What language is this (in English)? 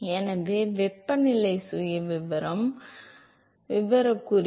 Tamil